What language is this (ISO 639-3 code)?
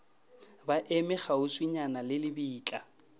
nso